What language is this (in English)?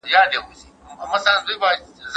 Pashto